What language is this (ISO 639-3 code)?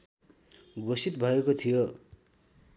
nep